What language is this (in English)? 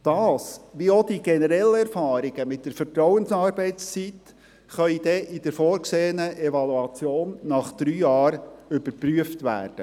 Swiss German